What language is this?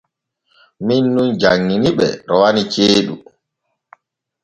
Borgu Fulfulde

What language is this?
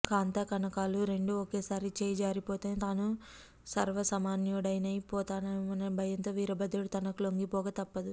Telugu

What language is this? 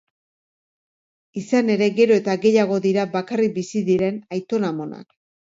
Basque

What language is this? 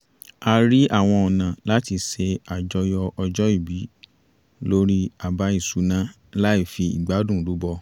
Yoruba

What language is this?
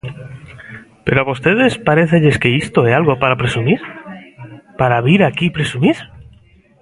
Galician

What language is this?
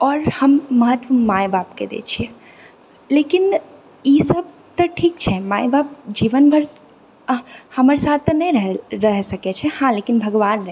Maithili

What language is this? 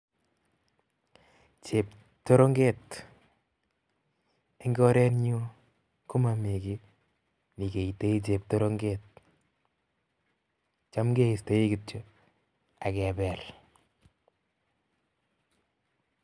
Kalenjin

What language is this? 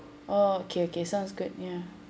English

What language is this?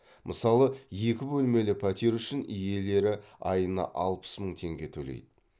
Kazakh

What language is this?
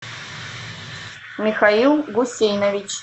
Russian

